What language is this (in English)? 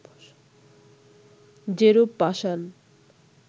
Bangla